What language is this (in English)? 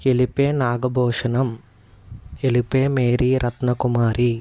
Telugu